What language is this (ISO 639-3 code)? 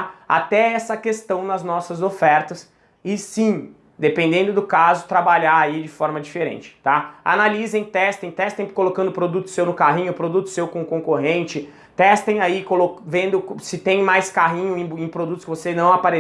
por